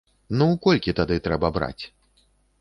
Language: Belarusian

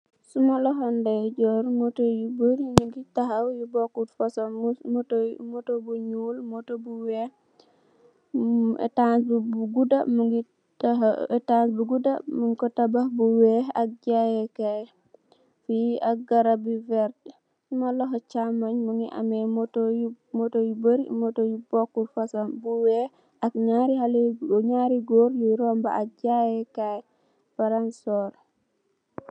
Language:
Wolof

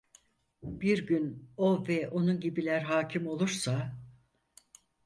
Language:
Turkish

